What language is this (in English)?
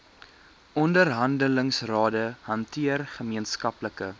Afrikaans